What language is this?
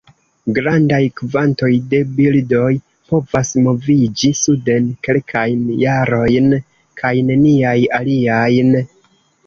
Esperanto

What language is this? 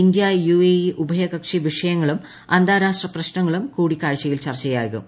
Malayalam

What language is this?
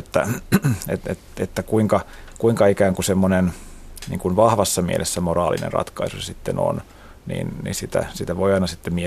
Finnish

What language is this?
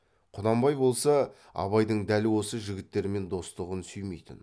Kazakh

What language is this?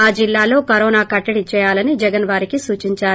Telugu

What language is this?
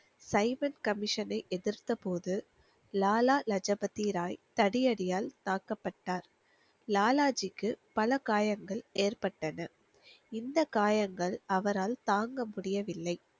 Tamil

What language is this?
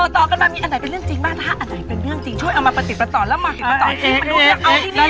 Thai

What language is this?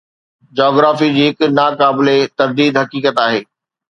Sindhi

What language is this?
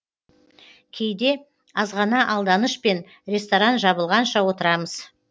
Kazakh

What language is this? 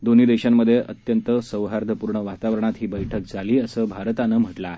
Marathi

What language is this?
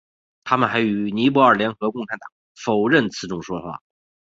Chinese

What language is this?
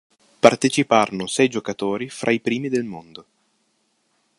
Italian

